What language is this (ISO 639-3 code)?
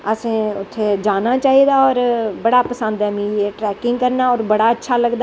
doi